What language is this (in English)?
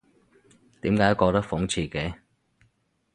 Cantonese